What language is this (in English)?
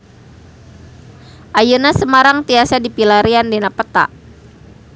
Sundanese